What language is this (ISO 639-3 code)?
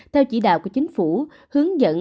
vie